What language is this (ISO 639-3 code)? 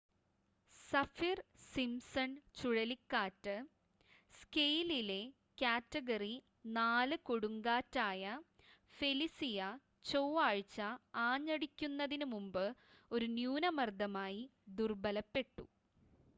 mal